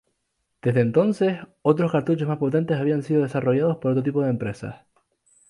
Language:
Spanish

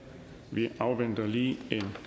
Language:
Danish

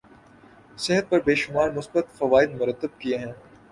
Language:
Urdu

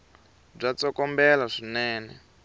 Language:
Tsonga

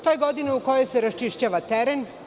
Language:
Serbian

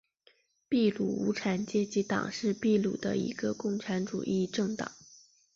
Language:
Chinese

